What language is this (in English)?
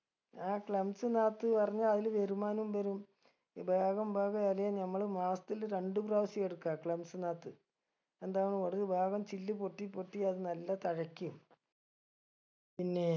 Malayalam